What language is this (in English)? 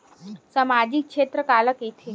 Chhattisgarhi